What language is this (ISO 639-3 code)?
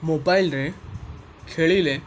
ori